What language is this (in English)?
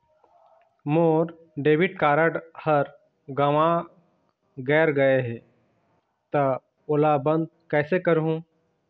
Chhattisgarhi